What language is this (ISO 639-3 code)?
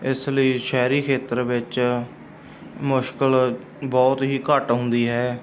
pan